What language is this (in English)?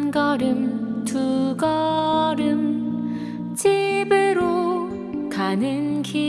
Korean